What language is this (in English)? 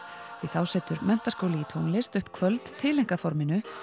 Icelandic